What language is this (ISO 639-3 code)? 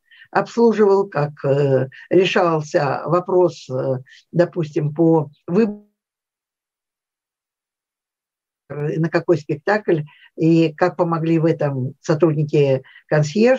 rus